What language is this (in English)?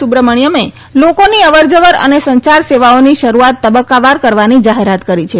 Gujarati